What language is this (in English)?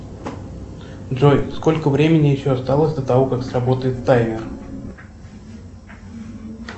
Russian